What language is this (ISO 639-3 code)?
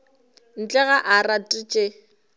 nso